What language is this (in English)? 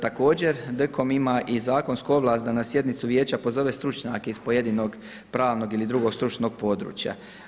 Croatian